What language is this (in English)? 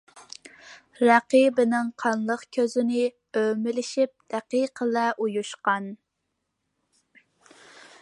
Uyghur